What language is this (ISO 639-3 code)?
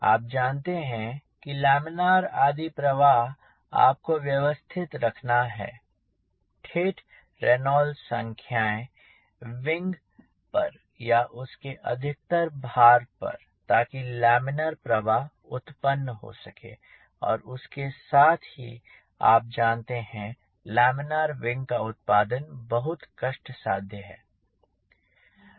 hin